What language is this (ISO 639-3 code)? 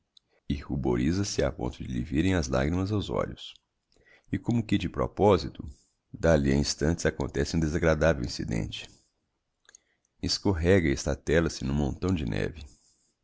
por